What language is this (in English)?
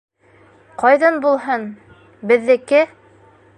Bashkir